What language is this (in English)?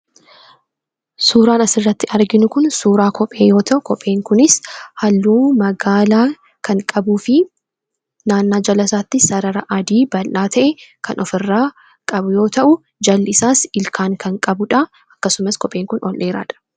Oromo